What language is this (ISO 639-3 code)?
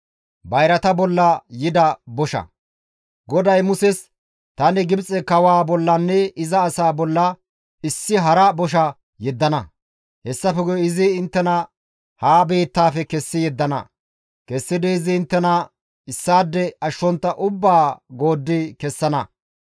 gmv